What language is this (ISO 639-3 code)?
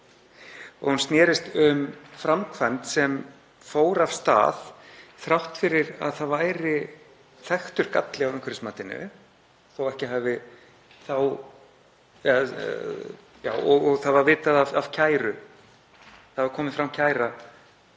isl